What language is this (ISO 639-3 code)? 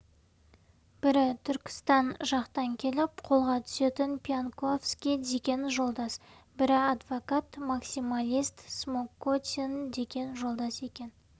kaz